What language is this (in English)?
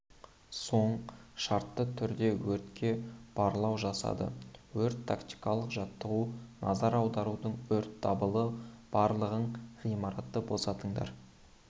Kazakh